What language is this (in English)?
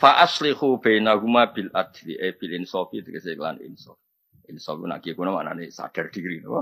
Indonesian